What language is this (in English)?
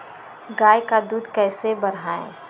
Magahi